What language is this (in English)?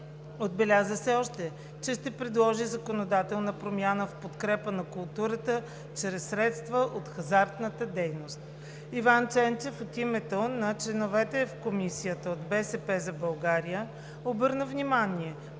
Bulgarian